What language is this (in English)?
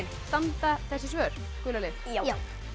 Icelandic